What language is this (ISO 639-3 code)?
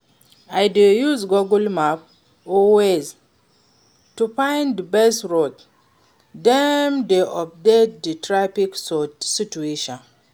pcm